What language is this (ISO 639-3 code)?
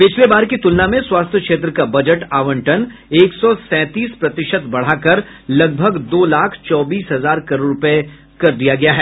hin